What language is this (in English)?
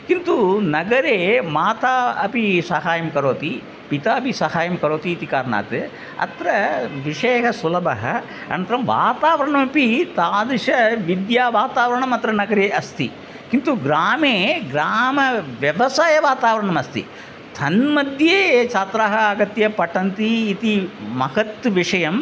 Sanskrit